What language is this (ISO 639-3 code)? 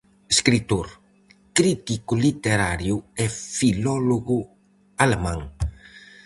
glg